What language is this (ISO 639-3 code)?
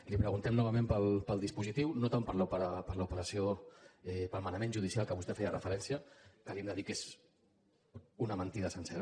cat